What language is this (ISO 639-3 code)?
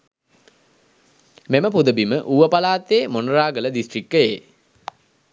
sin